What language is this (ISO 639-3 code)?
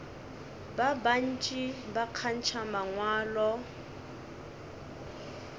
nso